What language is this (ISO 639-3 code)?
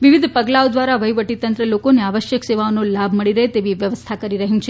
guj